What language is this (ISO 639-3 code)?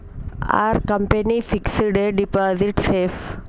tel